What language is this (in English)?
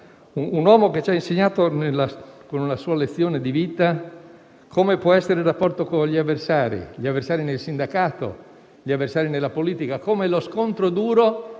Italian